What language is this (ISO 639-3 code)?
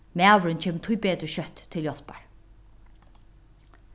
fao